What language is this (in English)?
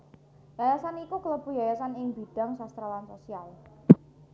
Javanese